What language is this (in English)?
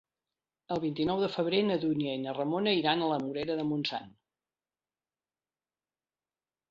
Catalan